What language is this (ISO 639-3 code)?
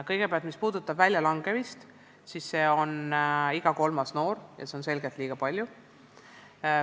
est